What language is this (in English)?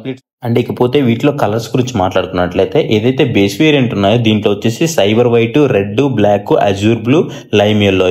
Telugu